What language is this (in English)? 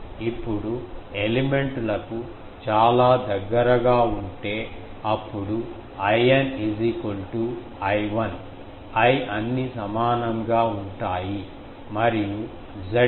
Telugu